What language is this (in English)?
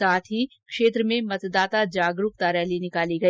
Hindi